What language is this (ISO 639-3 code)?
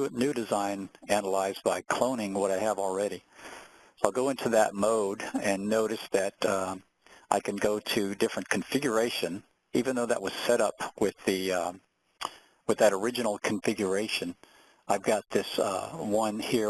eng